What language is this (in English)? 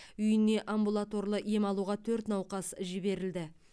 Kazakh